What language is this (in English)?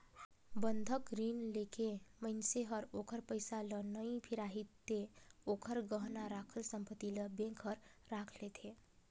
Chhattisgarhi